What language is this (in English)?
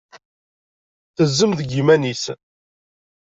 Kabyle